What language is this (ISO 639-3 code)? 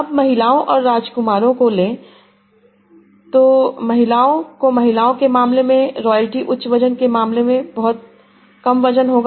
hin